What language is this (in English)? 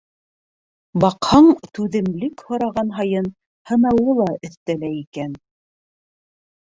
Bashkir